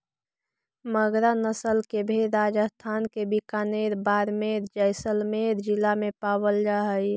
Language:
Magahi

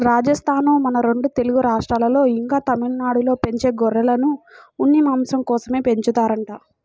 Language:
Telugu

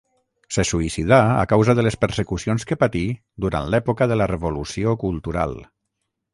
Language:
Catalan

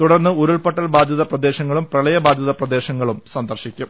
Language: Malayalam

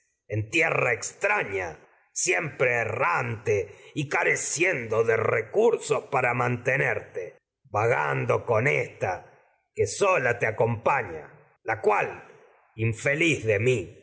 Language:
Spanish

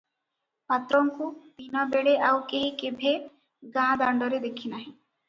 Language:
Odia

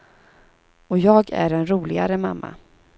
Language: Swedish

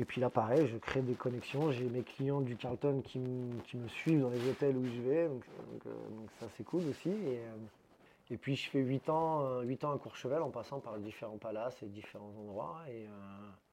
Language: French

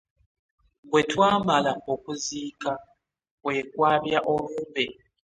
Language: Ganda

